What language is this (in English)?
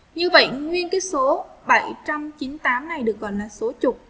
Vietnamese